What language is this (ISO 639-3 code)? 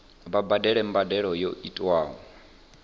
ven